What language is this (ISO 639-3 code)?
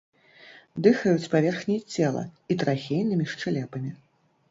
bel